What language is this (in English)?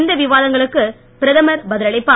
Tamil